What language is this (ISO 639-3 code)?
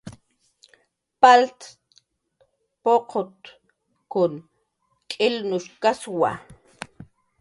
jqr